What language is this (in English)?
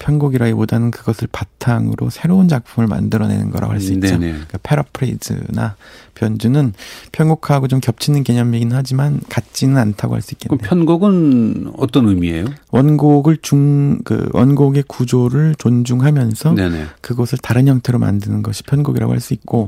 Korean